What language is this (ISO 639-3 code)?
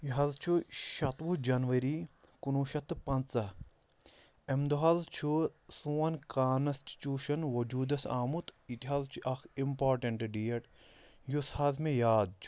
kas